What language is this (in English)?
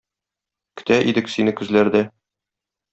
Tatar